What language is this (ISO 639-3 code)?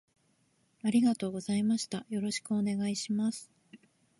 jpn